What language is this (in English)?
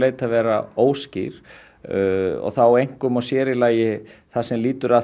Icelandic